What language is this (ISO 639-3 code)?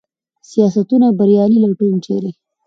pus